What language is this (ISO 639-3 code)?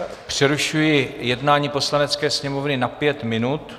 ces